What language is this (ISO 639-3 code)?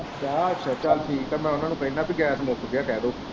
pan